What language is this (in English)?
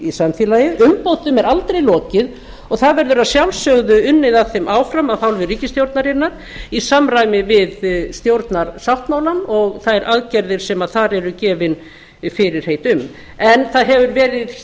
Icelandic